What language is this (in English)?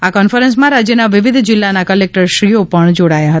Gujarati